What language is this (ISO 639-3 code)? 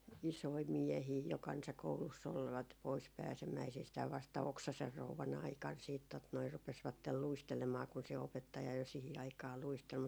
fin